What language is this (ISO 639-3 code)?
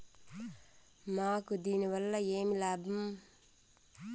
tel